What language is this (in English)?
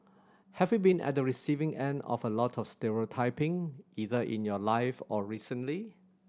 English